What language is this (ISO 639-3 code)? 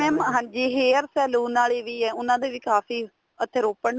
pan